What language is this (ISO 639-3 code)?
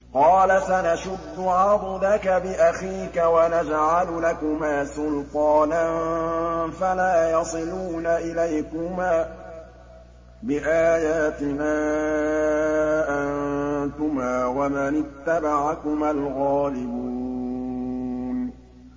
ara